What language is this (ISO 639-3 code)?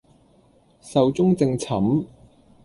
yue